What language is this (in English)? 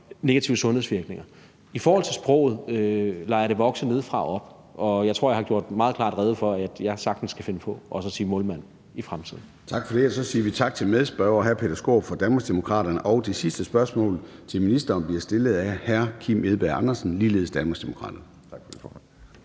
Danish